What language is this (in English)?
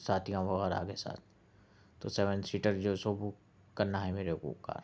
Urdu